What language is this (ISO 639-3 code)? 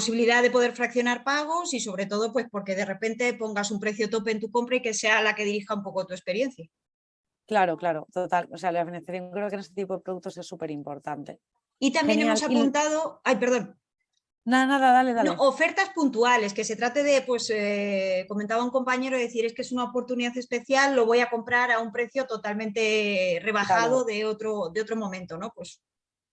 spa